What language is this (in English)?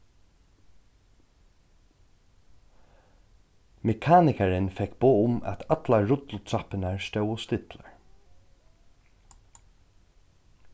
Faroese